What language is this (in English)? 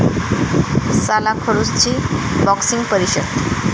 Marathi